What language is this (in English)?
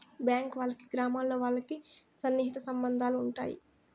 Telugu